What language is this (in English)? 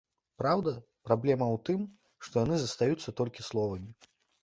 Belarusian